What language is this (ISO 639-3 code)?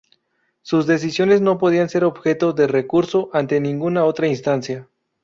spa